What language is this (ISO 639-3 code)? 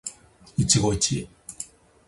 jpn